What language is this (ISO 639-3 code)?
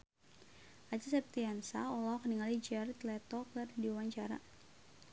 sun